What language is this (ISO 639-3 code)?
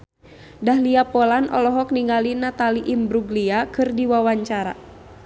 sun